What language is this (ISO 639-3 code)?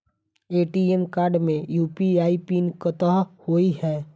mai